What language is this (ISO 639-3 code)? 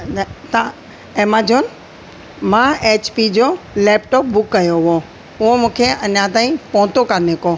snd